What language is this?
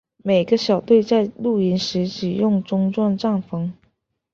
Chinese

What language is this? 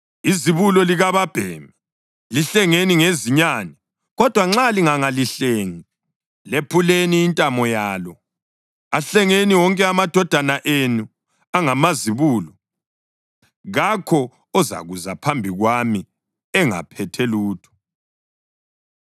North Ndebele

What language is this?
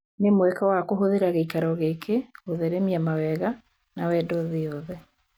Kikuyu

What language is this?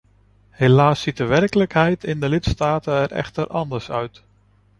Dutch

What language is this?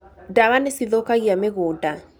Kikuyu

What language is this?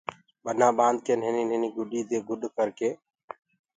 Gurgula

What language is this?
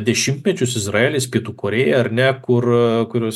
Lithuanian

